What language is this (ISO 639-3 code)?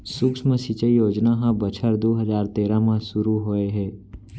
hne